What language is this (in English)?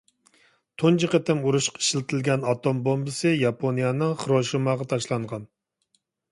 Uyghur